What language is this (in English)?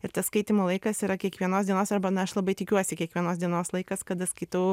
Lithuanian